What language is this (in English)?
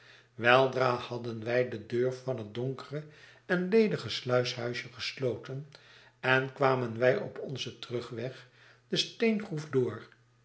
Dutch